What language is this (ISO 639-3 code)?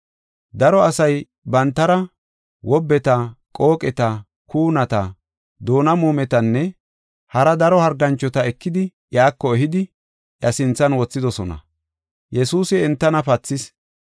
gof